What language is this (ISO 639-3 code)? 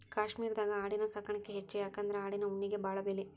kan